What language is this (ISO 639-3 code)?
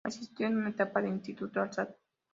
spa